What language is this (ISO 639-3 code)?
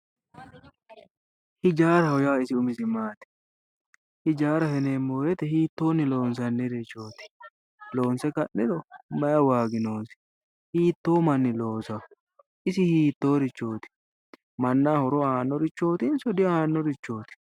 sid